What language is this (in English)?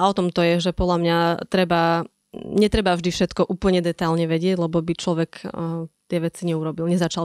Slovak